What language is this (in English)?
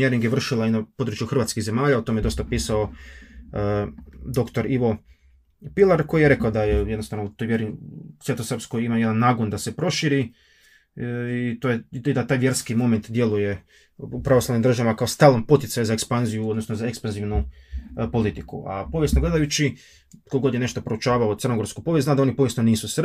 Croatian